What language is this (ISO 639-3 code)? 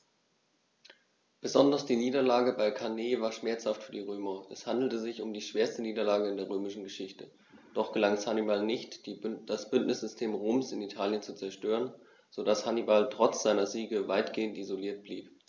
deu